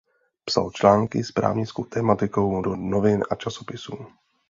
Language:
Czech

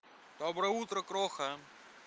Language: Russian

